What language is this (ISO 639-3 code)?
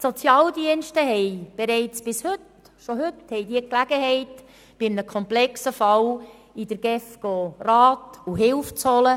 gsw